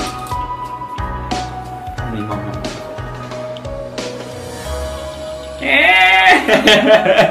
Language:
Thai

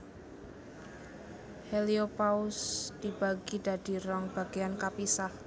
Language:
Javanese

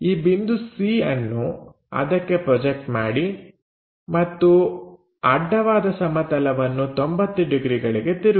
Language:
Kannada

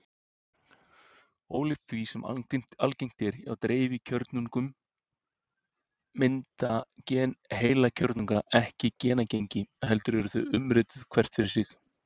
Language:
Icelandic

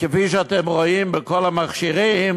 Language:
Hebrew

